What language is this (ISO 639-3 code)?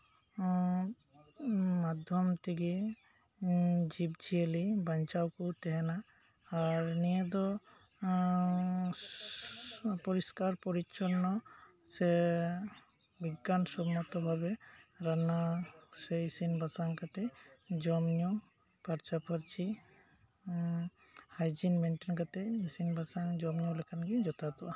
sat